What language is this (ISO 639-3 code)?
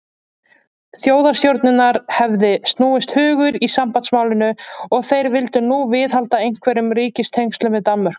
isl